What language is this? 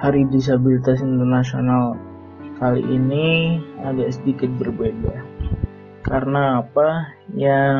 Indonesian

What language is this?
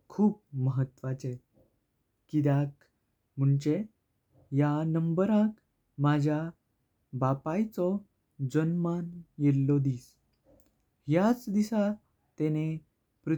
Konkani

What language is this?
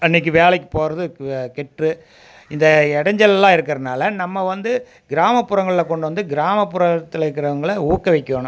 Tamil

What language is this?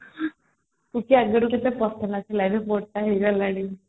Odia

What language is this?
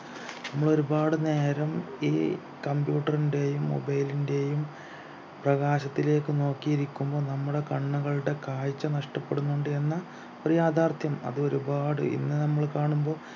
Malayalam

